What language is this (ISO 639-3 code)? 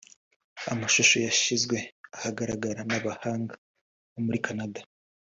kin